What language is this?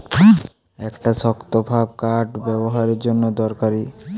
Bangla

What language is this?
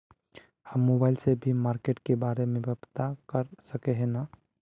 Magahi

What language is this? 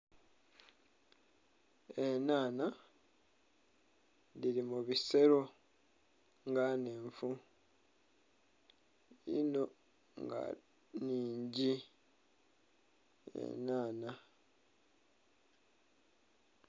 Soga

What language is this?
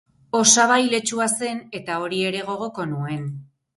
Basque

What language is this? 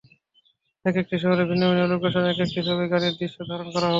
Bangla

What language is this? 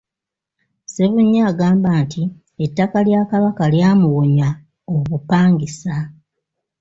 Ganda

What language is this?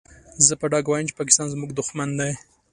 Pashto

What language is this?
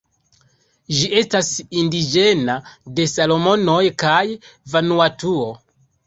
Esperanto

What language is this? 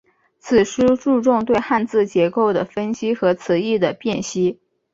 Chinese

